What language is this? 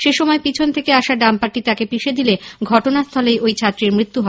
Bangla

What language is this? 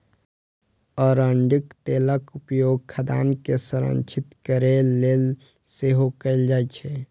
Maithili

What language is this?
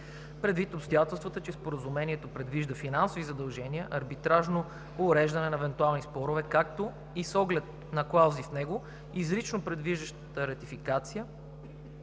Bulgarian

